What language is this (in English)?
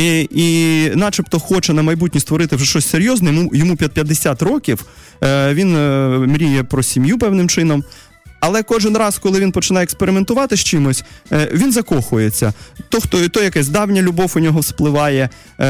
Russian